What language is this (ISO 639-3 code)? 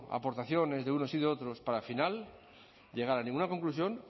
spa